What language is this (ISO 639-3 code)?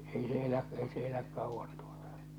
fin